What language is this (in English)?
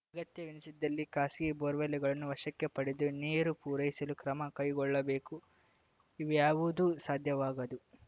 Kannada